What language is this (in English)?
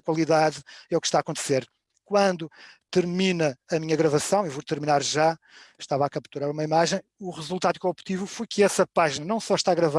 Portuguese